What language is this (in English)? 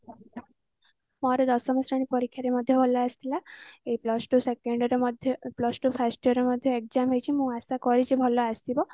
Odia